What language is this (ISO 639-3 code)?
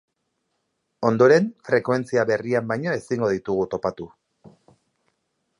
eus